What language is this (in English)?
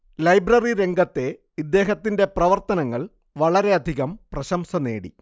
Malayalam